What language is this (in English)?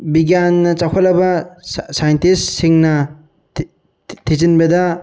Manipuri